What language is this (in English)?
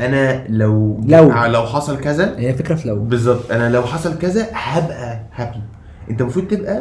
Arabic